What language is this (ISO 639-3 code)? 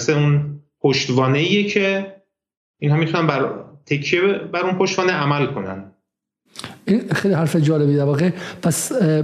fas